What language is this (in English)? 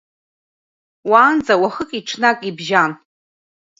Abkhazian